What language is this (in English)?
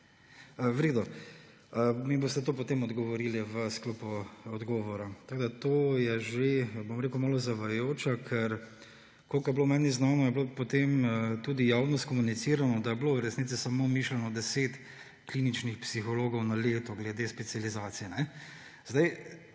Slovenian